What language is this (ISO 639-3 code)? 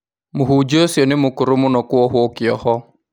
kik